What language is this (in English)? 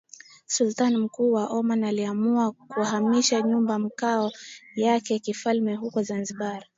Swahili